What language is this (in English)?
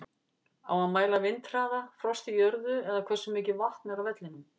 Icelandic